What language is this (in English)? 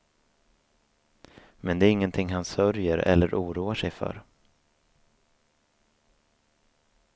Swedish